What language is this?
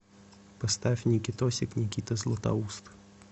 Russian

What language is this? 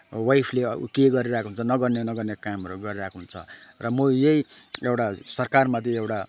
Nepali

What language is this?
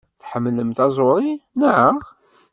Kabyle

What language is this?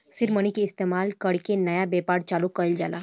Bhojpuri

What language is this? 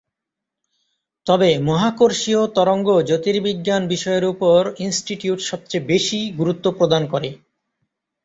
Bangla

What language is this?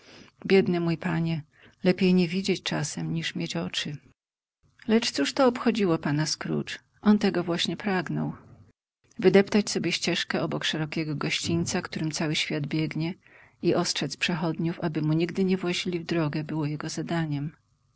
Polish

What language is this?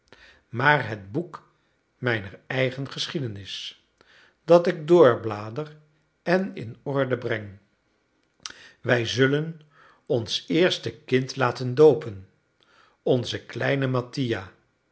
Dutch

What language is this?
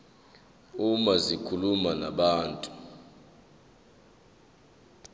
Zulu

